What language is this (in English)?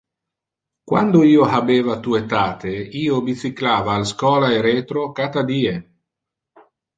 Interlingua